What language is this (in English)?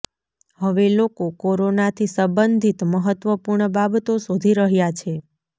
Gujarati